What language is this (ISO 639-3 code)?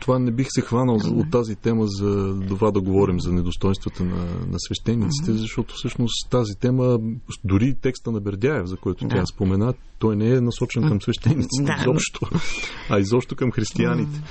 bul